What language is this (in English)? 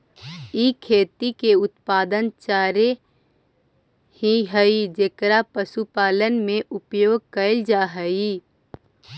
Magahi